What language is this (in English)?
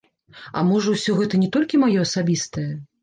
Belarusian